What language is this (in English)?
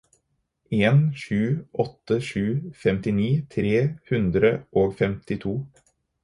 Norwegian Bokmål